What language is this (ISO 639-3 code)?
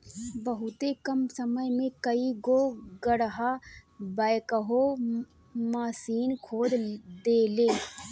bho